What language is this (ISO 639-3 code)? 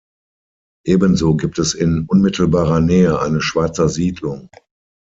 deu